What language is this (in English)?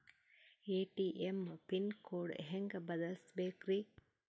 Kannada